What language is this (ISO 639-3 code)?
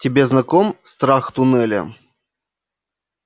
rus